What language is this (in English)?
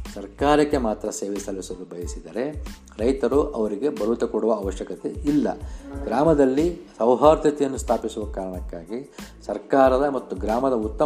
Kannada